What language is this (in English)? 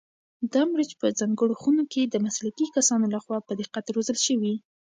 Pashto